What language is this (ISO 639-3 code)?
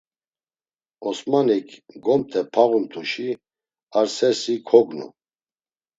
lzz